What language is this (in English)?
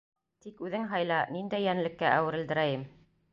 Bashkir